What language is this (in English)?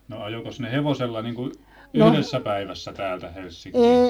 Finnish